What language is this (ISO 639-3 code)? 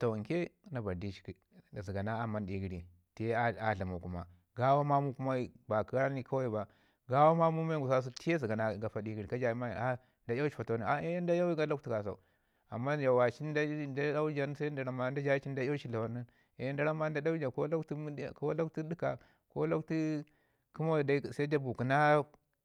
ngi